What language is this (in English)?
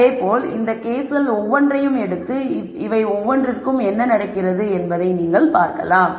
Tamil